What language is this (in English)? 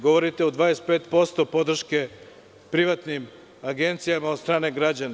Serbian